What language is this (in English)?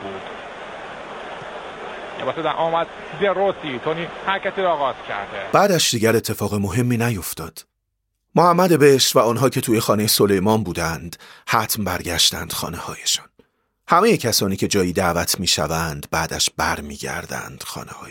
Persian